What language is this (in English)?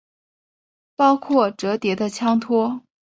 Chinese